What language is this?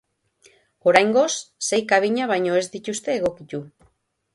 Basque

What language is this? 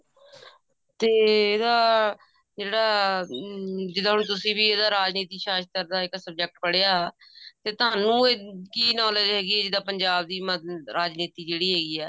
Punjabi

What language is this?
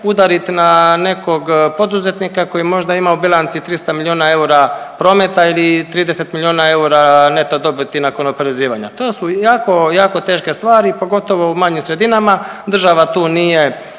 Croatian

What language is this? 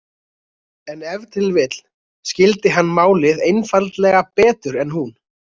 Icelandic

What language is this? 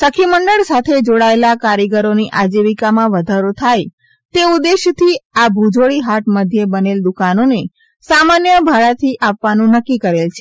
Gujarati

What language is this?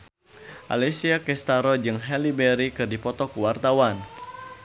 Sundanese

